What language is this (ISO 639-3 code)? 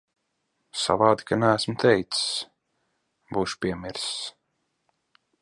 lav